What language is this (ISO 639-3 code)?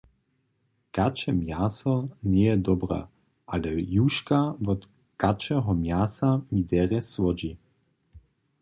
hsb